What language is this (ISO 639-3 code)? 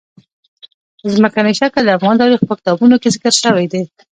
pus